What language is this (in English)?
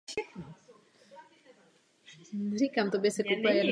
Czech